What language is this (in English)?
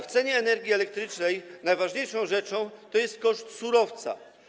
Polish